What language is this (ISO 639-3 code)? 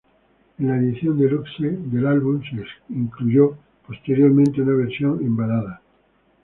spa